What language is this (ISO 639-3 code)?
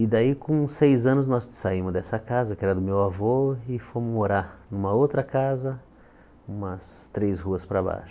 por